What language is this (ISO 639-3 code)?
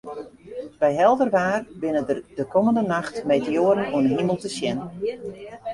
fry